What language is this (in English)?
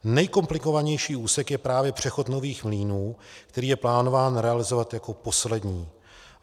Czech